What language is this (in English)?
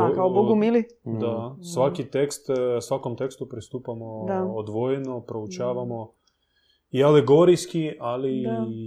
Croatian